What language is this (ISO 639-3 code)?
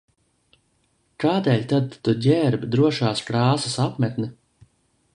lav